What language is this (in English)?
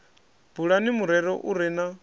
Venda